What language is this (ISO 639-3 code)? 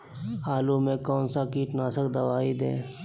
mag